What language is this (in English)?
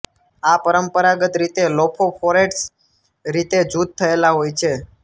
Gujarati